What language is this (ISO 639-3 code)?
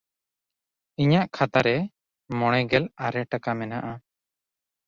sat